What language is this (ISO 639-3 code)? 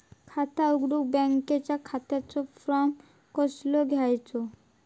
mar